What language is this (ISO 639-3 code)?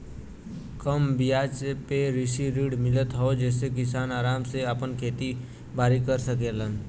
bho